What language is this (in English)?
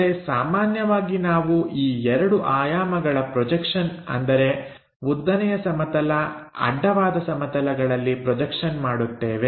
Kannada